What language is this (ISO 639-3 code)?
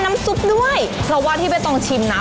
tha